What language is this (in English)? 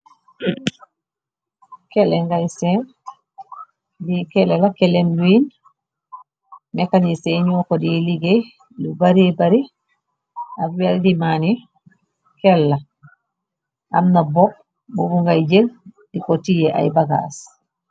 Wolof